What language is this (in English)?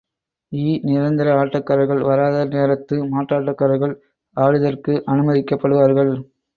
Tamil